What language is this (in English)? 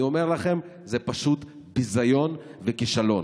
Hebrew